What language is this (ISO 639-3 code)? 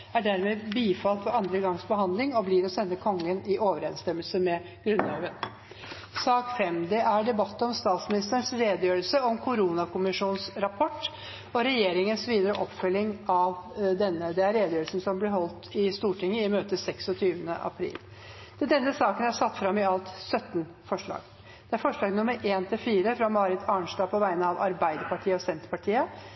nob